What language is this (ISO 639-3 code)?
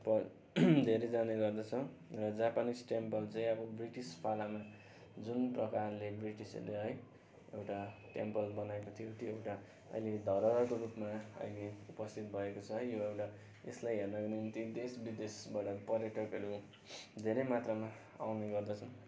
nep